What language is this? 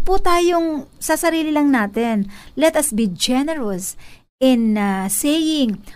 Filipino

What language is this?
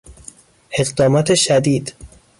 Persian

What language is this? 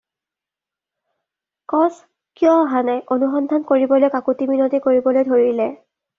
Assamese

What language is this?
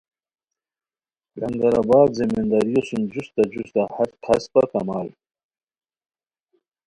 Khowar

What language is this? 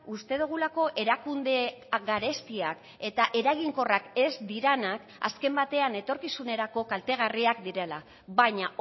Basque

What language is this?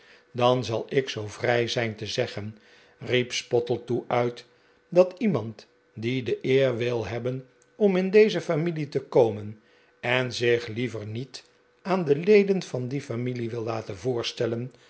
Dutch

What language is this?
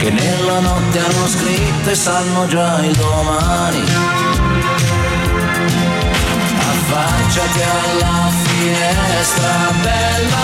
Romanian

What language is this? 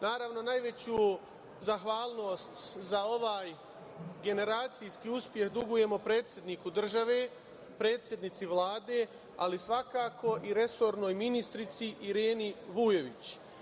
Serbian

